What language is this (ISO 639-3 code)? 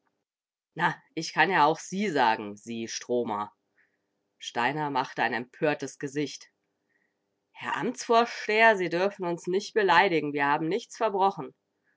deu